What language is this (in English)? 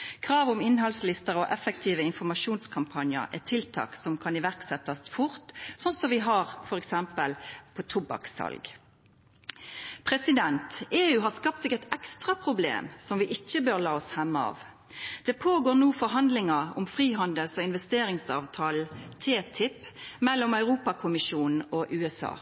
Norwegian Nynorsk